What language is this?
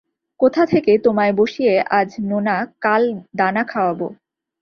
Bangla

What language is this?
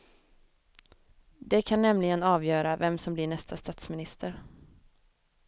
Swedish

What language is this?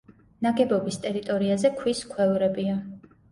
Georgian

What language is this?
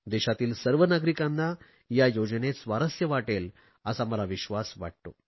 Marathi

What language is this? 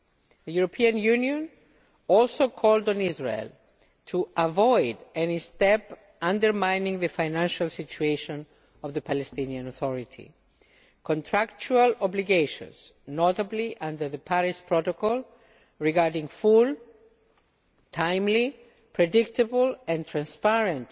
English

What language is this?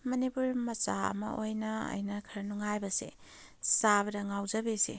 Manipuri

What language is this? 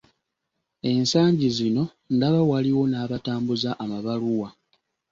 Ganda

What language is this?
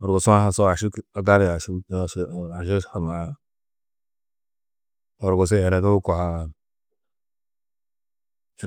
Tedaga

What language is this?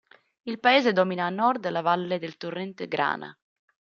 Italian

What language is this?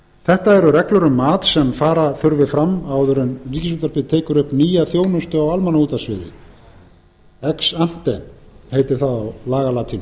Icelandic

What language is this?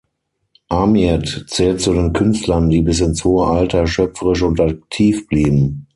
German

